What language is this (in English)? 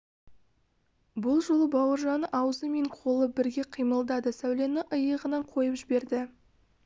Kazakh